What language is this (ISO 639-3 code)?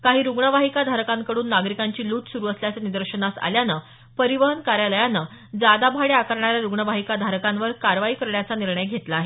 mar